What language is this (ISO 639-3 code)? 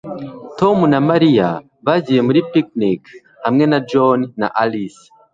kin